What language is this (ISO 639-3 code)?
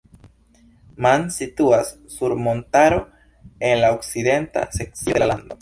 epo